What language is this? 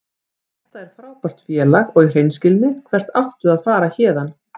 Icelandic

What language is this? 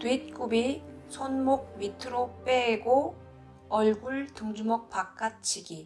Korean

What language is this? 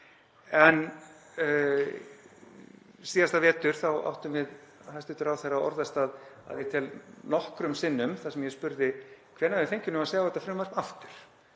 Icelandic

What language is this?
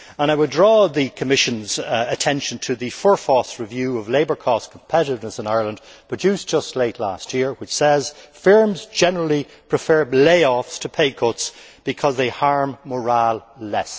English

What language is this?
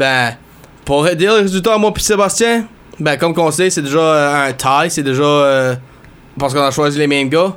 French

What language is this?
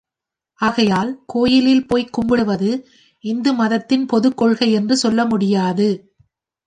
Tamil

